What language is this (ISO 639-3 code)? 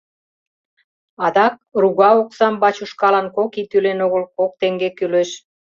chm